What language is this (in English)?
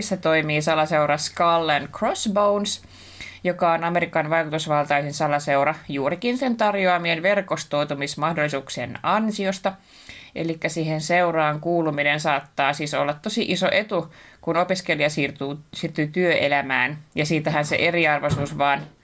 Finnish